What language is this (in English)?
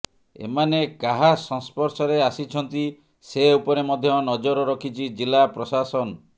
Odia